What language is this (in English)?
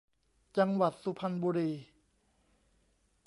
Thai